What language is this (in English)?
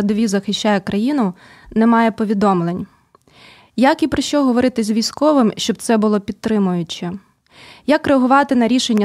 Ukrainian